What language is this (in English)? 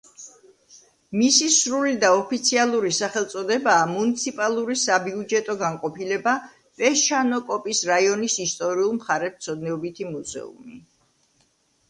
Georgian